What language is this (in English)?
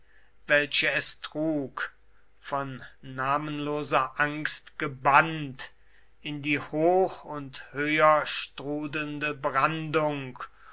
German